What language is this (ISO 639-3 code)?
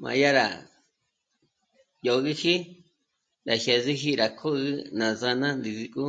mmc